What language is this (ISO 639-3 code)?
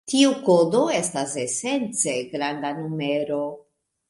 epo